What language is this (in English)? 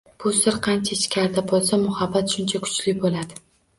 Uzbek